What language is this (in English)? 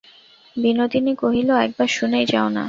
Bangla